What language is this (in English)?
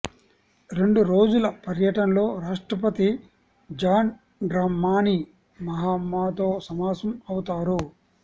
Telugu